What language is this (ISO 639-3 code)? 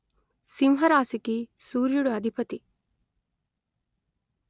tel